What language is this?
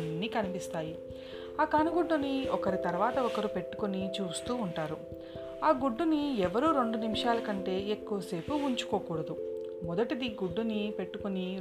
Telugu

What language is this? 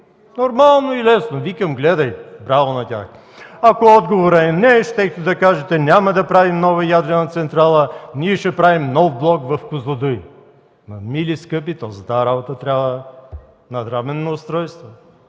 Bulgarian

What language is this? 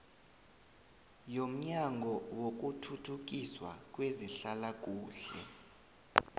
South Ndebele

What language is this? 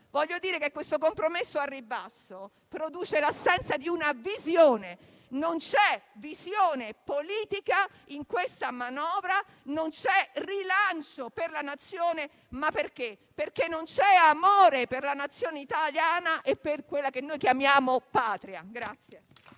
Italian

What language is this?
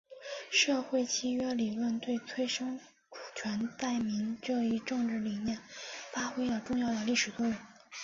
Chinese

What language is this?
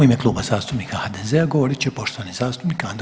Croatian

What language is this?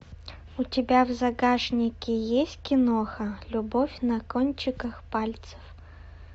Russian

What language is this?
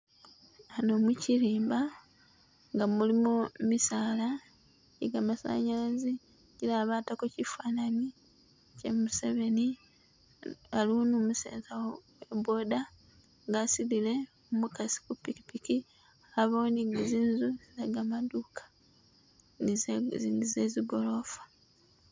Masaaba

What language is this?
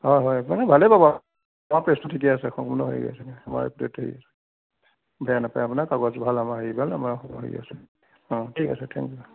Assamese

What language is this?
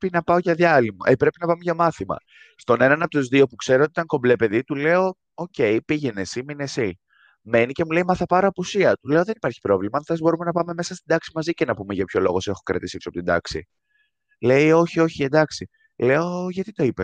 Greek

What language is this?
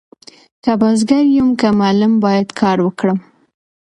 Pashto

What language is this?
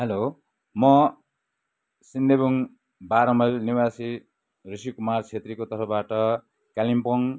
Nepali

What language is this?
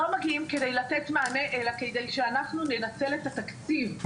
Hebrew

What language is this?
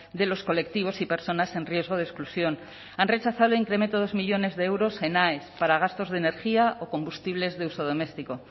Spanish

